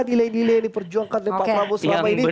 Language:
Indonesian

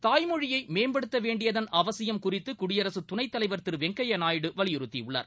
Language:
Tamil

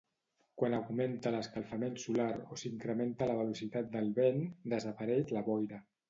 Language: Catalan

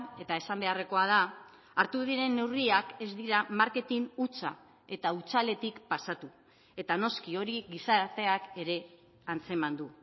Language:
Basque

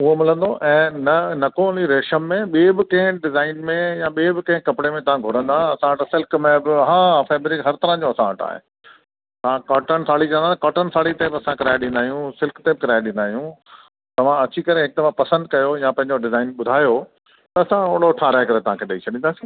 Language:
Sindhi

